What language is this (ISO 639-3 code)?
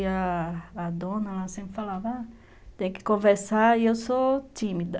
por